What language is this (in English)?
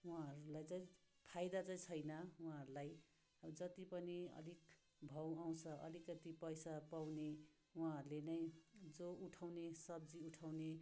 Nepali